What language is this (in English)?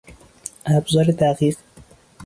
Persian